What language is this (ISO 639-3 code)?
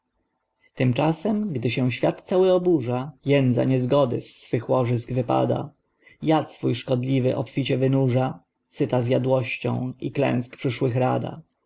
pol